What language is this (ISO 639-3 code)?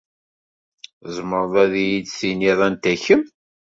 kab